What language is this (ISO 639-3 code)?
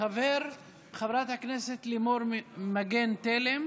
heb